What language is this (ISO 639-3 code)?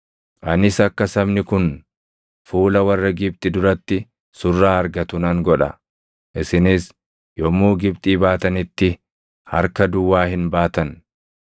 orm